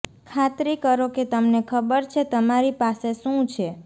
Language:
Gujarati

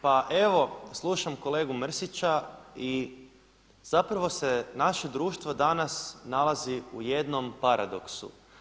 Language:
Croatian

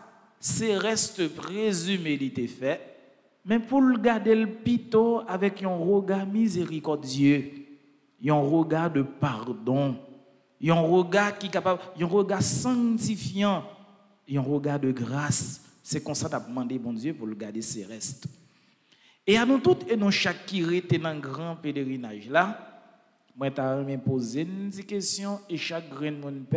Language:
French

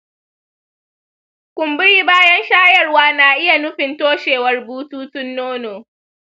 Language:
Hausa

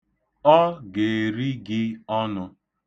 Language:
Igbo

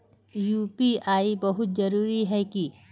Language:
Magahi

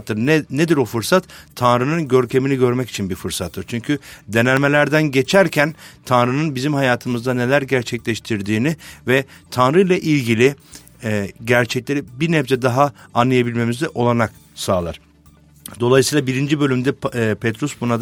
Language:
Turkish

